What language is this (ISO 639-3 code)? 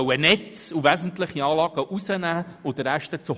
gsw